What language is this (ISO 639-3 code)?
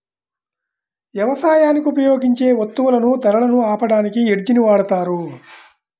tel